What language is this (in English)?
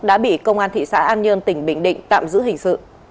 Vietnamese